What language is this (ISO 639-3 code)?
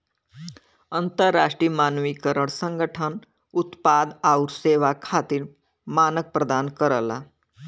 bho